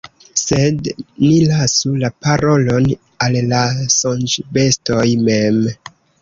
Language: Esperanto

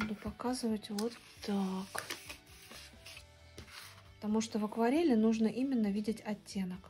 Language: Russian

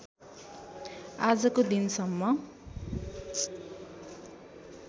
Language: Nepali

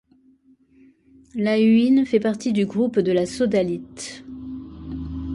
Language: French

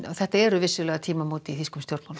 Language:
Icelandic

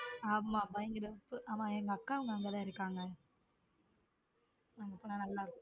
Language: Tamil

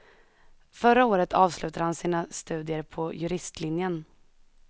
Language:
Swedish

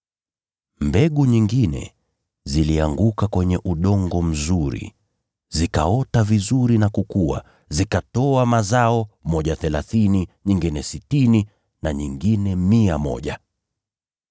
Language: Swahili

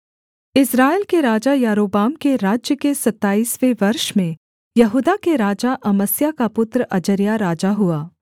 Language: Hindi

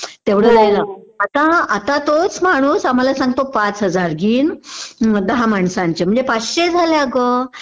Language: Marathi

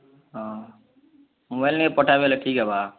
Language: Odia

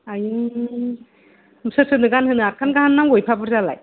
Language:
Bodo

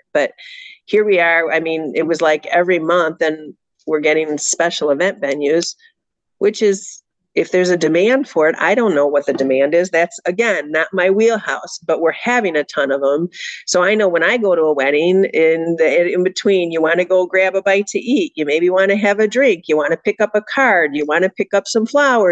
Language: English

